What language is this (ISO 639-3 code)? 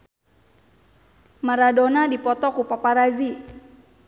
sun